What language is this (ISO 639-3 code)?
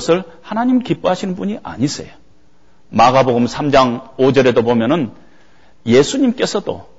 kor